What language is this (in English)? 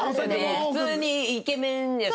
Japanese